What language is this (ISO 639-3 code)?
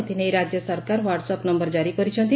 ori